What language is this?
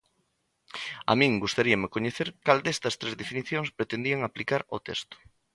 Galician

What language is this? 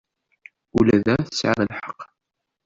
Kabyle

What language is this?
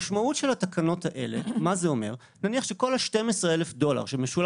Hebrew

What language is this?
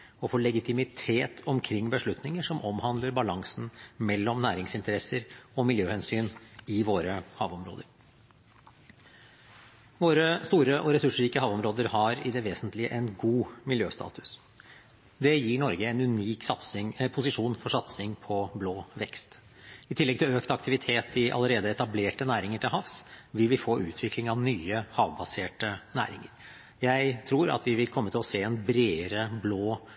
Norwegian Bokmål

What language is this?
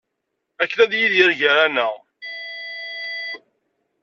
Kabyle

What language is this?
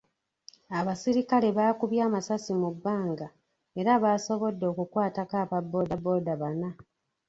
Ganda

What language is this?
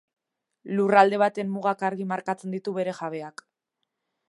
Basque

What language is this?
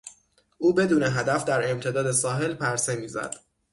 Persian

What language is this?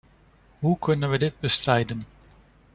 Dutch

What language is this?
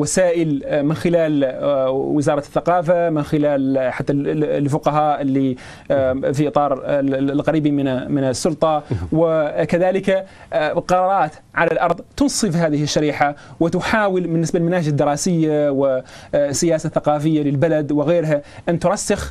Arabic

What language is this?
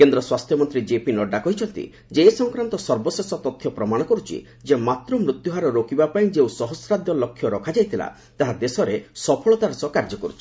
Odia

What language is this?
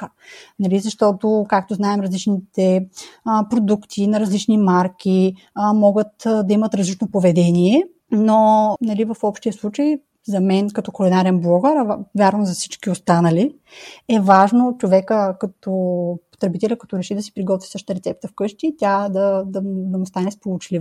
Bulgarian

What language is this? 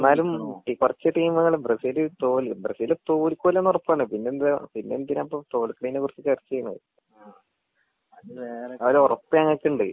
Malayalam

